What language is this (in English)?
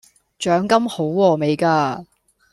Cantonese